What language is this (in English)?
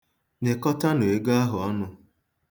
Igbo